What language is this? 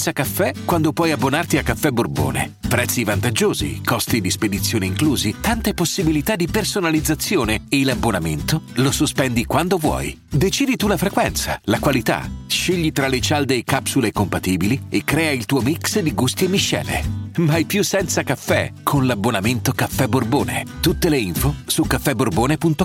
Italian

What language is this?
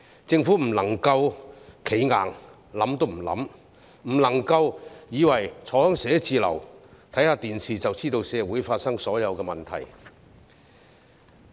Cantonese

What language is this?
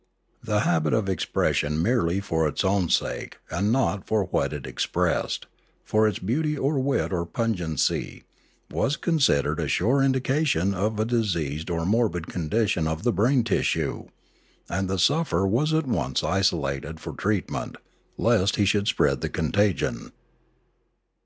English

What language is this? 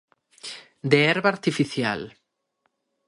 Galician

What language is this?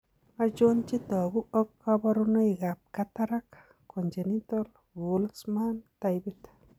Kalenjin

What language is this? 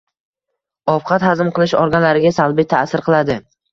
Uzbek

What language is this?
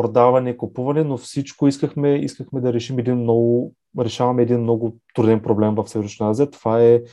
Bulgarian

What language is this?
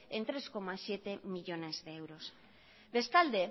Spanish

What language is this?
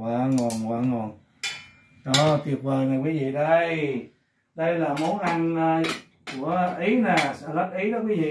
Vietnamese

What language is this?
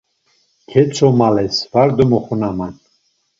Laz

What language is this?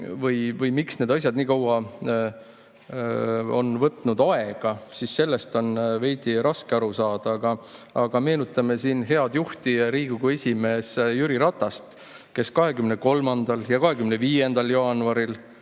Estonian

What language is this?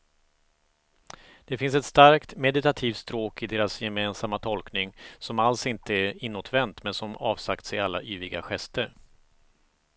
Swedish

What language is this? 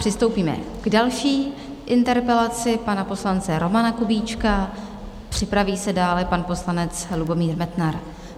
Czech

